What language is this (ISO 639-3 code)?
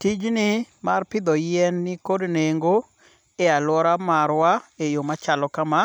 luo